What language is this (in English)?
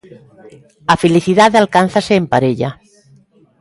Galician